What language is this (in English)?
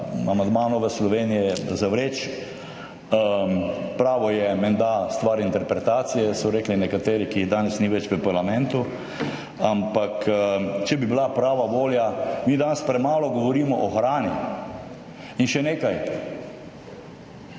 Slovenian